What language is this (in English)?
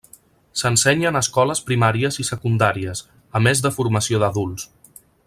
Catalan